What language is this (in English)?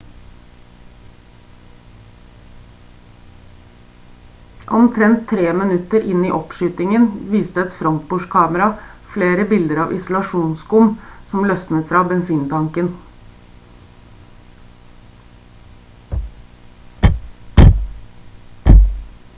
Norwegian Bokmål